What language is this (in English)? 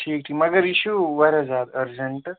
Kashmiri